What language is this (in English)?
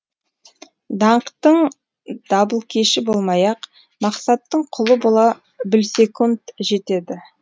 Kazakh